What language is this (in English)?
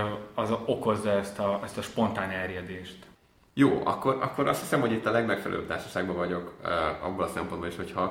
Hungarian